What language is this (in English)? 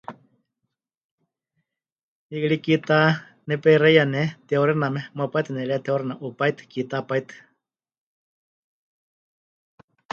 Huichol